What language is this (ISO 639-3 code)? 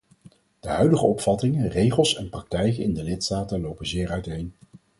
nld